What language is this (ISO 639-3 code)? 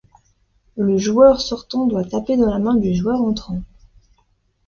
fra